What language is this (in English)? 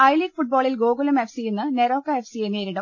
Malayalam